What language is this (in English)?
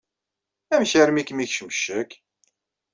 Kabyle